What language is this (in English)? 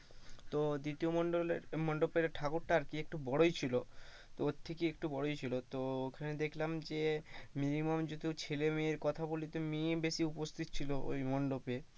Bangla